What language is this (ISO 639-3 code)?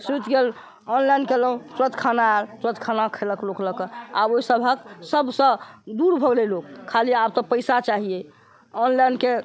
mai